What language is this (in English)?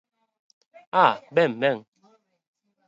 Galician